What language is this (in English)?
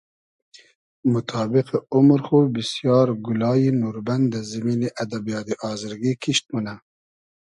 Hazaragi